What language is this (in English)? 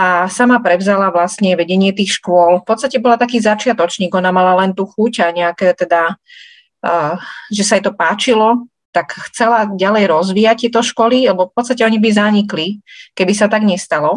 Slovak